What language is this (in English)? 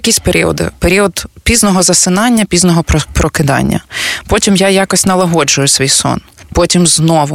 Ukrainian